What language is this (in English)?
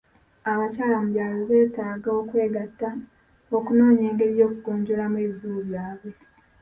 Ganda